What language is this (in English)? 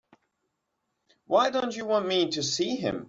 English